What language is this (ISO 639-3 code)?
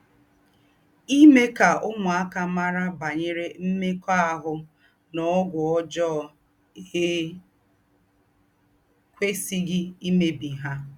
ibo